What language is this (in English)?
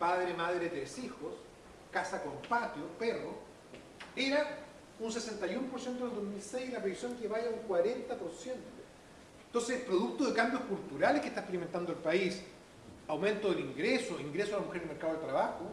Spanish